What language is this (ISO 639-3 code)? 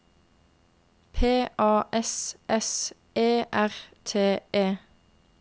nor